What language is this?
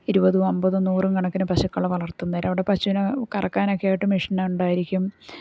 Malayalam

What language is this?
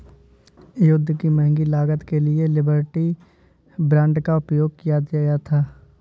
Hindi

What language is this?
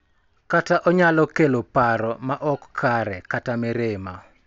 Luo (Kenya and Tanzania)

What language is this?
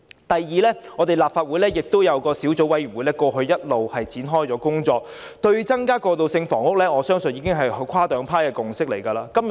Cantonese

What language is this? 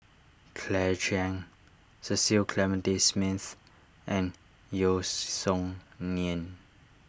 English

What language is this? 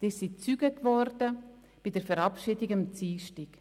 Swiss German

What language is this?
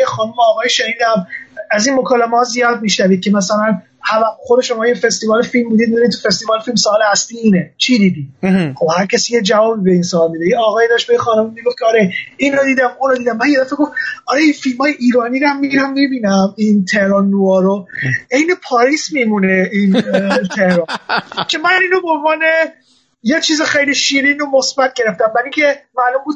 Persian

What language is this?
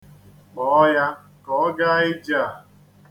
Igbo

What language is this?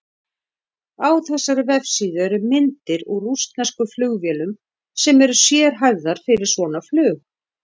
Icelandic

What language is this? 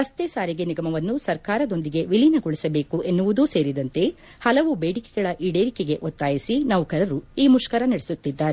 Kannada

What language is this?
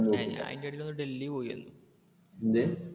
Malayalam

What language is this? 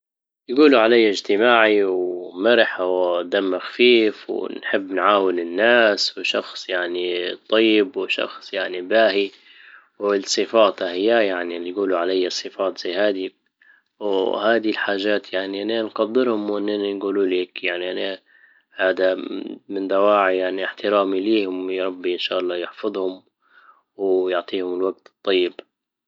Libyan Arabic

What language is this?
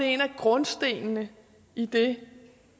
Danish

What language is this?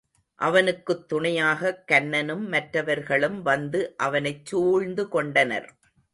Tamil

